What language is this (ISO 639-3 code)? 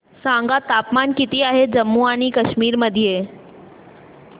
mar